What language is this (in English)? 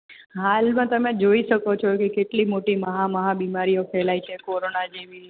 Gujarati